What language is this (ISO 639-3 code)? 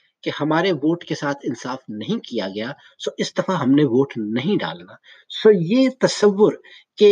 urd